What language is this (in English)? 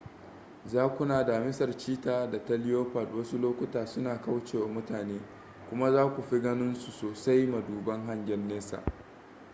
Hausa